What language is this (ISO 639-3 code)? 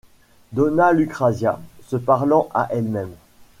fra